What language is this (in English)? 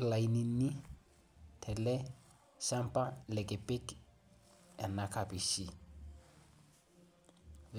Masai